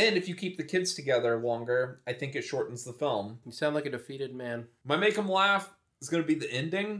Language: English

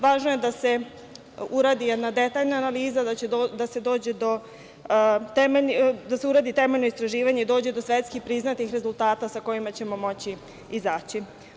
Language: Serbian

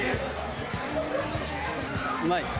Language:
Japanese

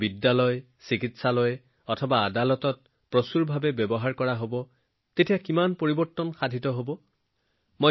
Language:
Assamese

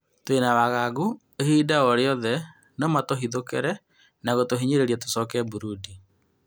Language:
Kikuyu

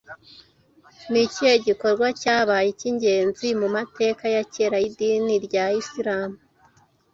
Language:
Kinyarwanda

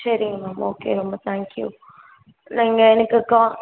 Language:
Tamil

